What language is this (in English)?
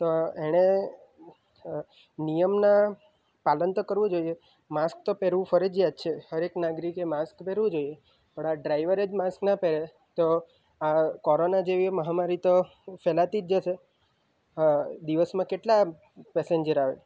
Gujarati